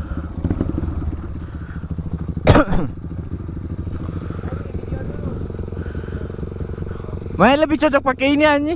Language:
Indonesian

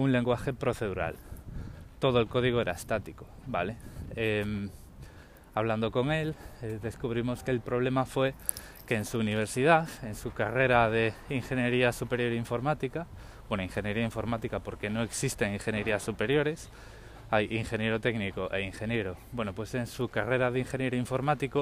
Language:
Spanish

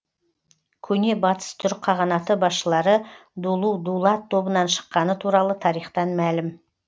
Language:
Kazakh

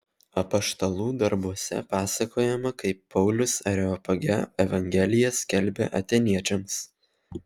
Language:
Lithuanian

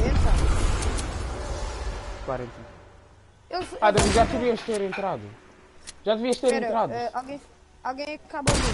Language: Portuguese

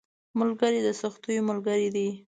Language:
Pashto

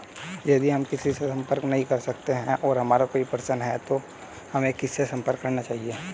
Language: Hindi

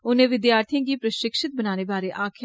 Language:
Dogri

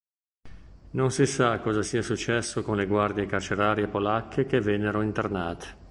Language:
Italian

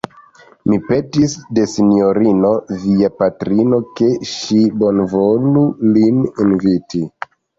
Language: Esperanto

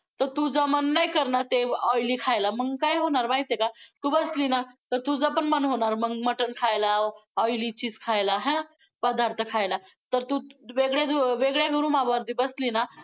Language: Marathi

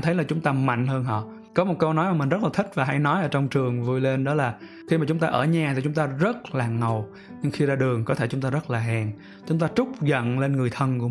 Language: Vietnamese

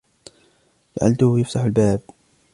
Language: Arabic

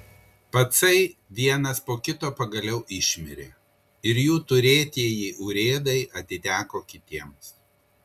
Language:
Lithuanian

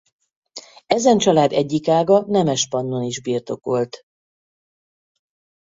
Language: Hungarian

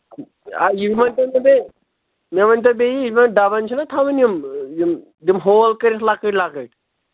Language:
Kashmiri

